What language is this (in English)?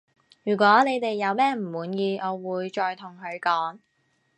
Cantonese